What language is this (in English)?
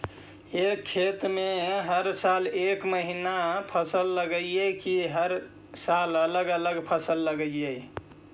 Magahi